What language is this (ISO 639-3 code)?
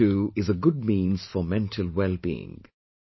eng